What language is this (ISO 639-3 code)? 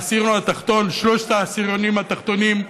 heb